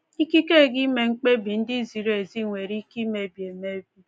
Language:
Igbo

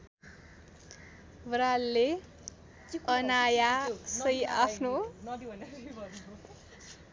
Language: Nepali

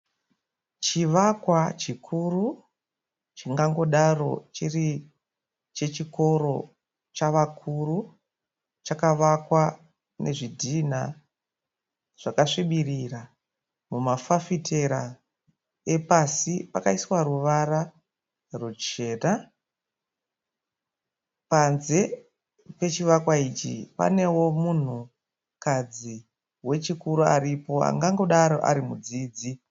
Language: Shona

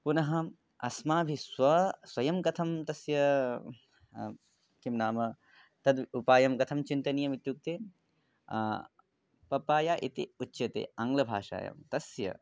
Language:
Sanskrit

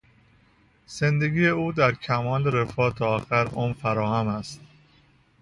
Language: Persian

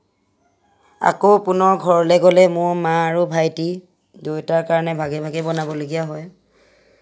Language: Assamese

